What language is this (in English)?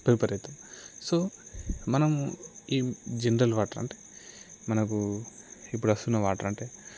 Telugu